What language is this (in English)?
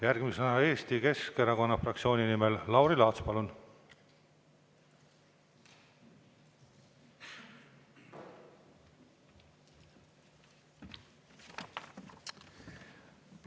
Estonian